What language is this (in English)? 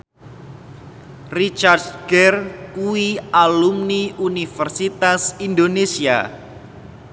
Javanese